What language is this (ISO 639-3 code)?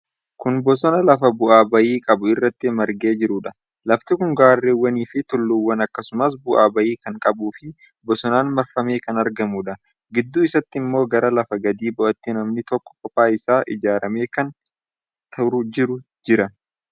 orm